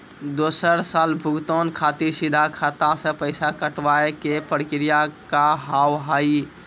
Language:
Maithili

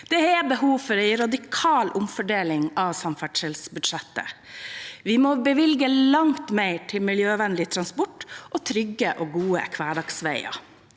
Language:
Norwegian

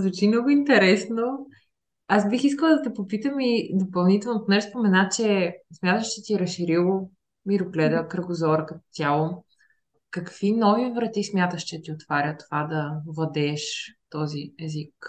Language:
Bulgarian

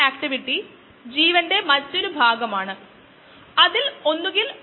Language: Malayalam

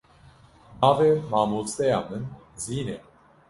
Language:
Kurdish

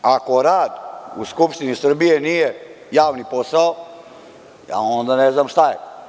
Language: Serbian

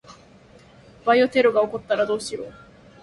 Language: Japanese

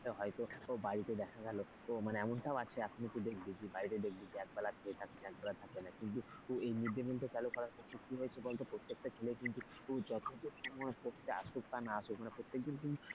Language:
Bangla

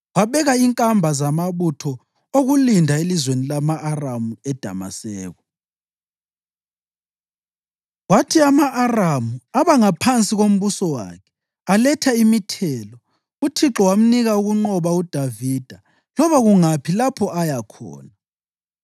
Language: North Ndebele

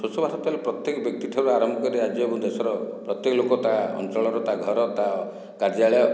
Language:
Odia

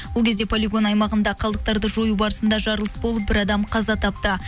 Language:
Kazakh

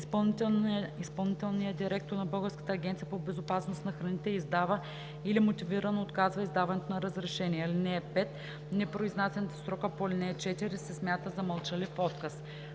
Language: Bulgarian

